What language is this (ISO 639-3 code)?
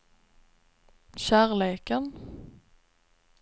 swe